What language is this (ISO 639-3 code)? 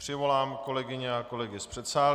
ces